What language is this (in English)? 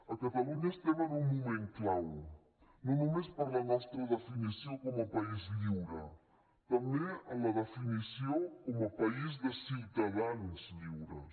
Catalan